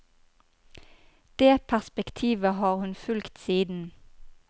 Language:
Norwegian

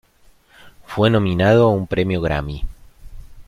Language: Spanish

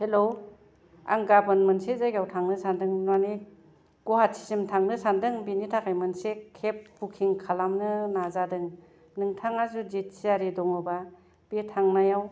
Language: Bodo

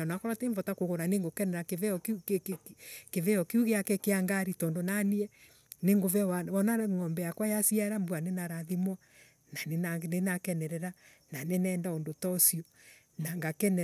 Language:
Embu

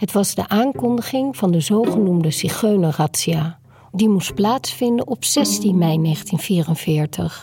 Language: Dutch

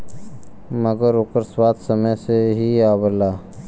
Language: Bhojpuri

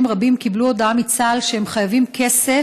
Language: Hebrew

